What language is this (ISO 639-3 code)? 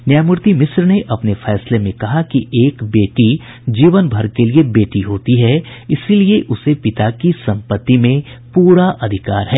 hin